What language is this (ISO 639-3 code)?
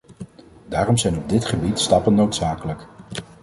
nld